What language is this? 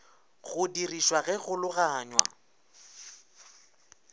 Northern Sotho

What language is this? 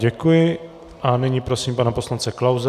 Czech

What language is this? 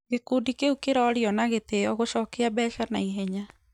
Kikuyu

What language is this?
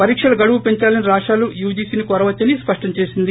Telugu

